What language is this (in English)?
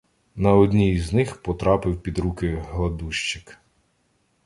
Ukrainian